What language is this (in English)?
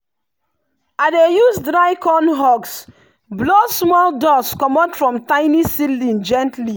Nigerian Pidgin